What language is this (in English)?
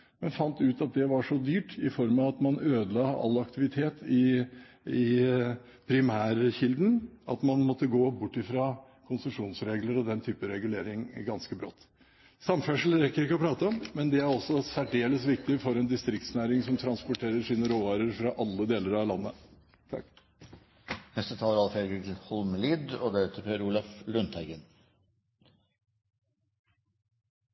Norwegian